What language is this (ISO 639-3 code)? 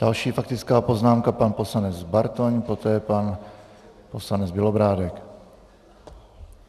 ces